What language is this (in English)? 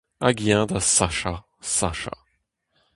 Breton